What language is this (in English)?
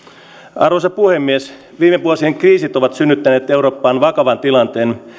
Finnish